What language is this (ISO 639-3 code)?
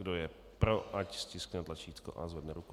ces